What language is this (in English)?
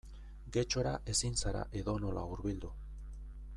Basque